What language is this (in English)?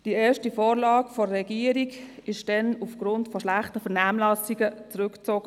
Swiss German